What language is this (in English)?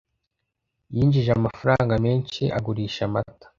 Kinyarwanda